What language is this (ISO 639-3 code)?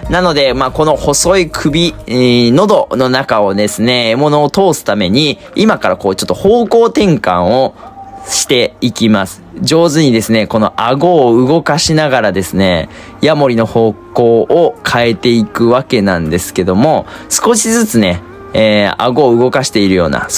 jpn